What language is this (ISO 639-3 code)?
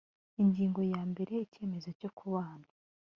kin